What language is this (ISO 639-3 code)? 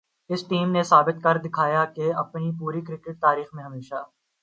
urd